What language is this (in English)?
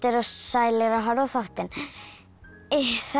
Icelandic